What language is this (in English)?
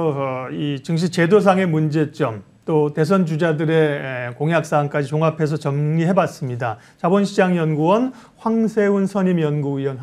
Korean